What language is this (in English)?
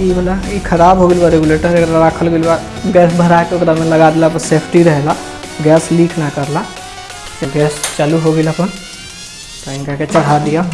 Hindi